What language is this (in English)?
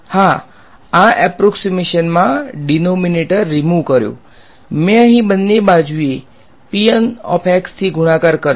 Gujarati